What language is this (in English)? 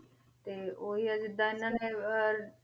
Punjabi